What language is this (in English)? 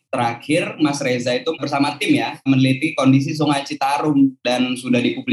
Indonesian